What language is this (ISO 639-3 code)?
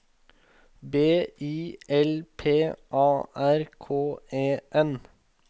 nor